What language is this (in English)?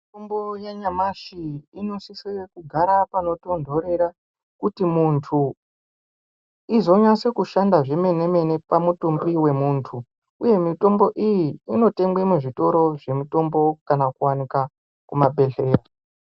Ndau